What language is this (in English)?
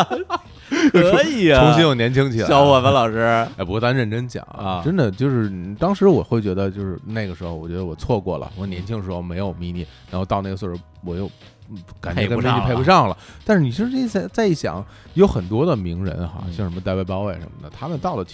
Chinese